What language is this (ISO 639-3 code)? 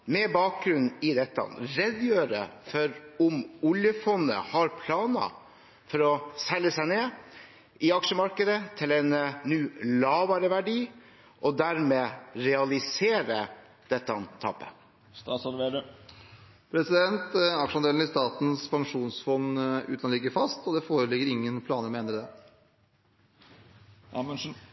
nob